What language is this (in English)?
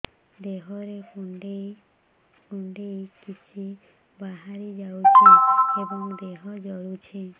Odia